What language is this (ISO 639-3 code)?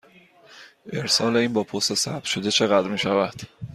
fas